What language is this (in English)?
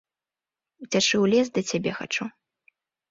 Belarusian